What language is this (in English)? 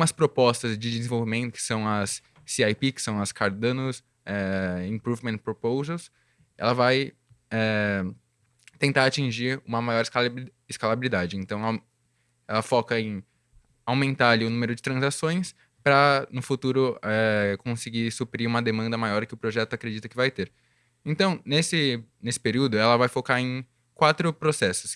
Portuguese